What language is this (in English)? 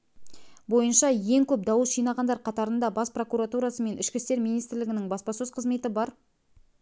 Kazakh